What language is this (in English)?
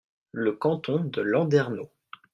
French